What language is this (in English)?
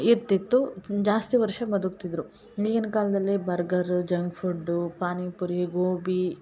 Kannada